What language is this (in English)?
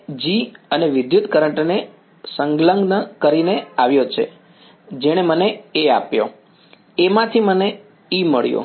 Gujarati